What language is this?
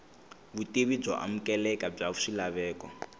Tsonga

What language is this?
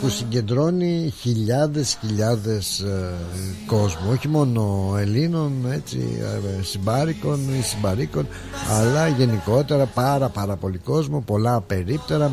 Greek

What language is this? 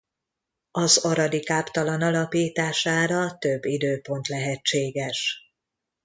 Hungarian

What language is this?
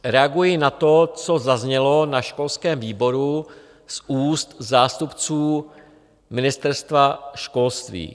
Czech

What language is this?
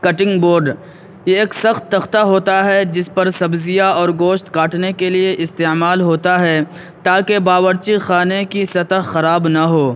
Urdu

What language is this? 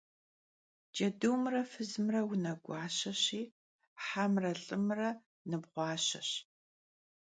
Kabardian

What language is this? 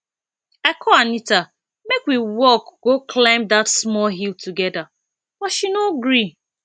Nigerian Pidgin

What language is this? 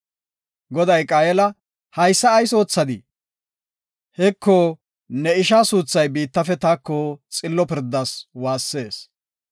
Gofa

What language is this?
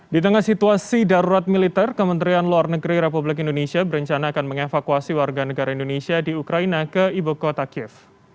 Indonesian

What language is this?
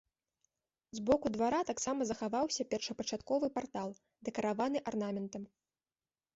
Belarusian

